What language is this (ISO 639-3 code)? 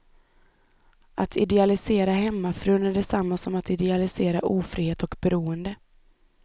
swe